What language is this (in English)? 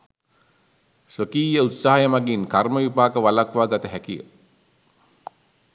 Sinhala